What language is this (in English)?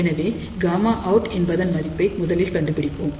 Tamil